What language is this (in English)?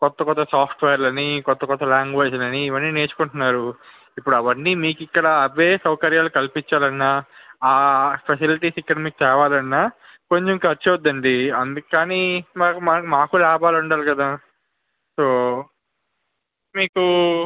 Telugu